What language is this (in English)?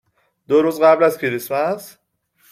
Persian